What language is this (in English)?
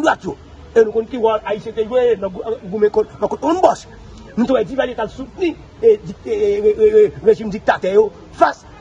French